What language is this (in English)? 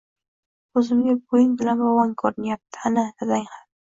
Uzbek